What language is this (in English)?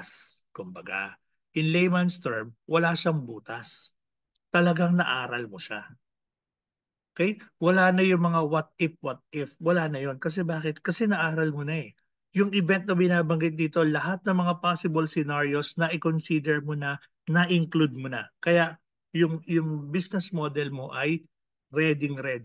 Filipino